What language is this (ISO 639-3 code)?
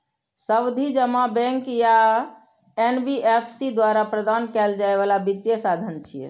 mai